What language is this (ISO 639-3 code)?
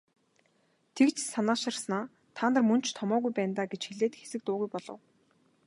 mon